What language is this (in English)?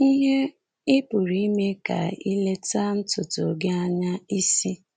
Igbo